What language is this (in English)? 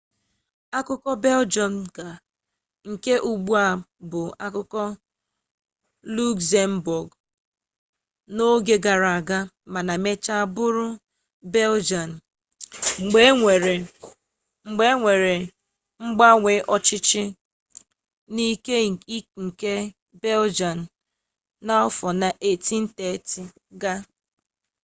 Igbo